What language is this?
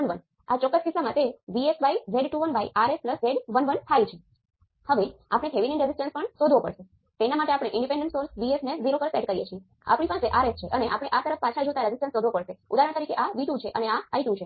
Gujarati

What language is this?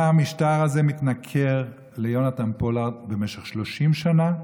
Hebrew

